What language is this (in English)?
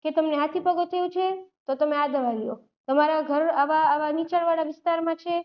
Gujarati